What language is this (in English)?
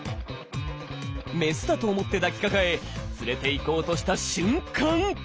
Japanese